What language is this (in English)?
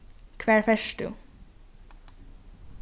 Faroese